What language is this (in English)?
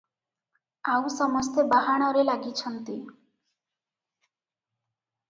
Odia